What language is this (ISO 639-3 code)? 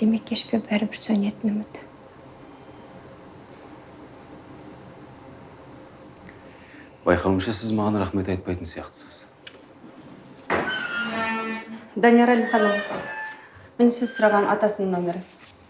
tur